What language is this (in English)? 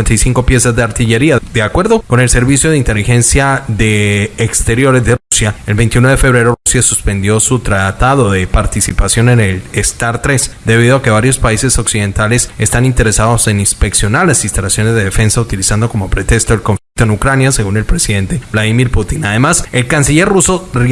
Spanish